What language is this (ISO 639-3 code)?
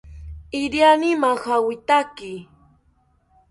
cpy